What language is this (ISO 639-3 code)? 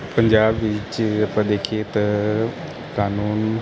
pan